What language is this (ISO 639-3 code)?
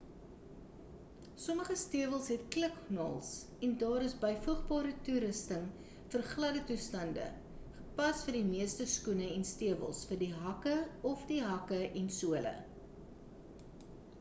afr